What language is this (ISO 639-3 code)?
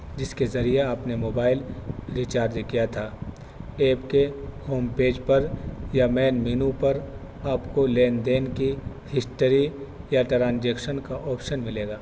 urd